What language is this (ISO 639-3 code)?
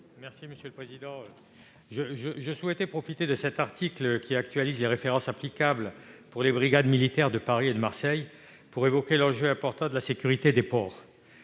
fra